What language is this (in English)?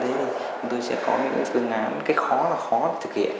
Vietnamese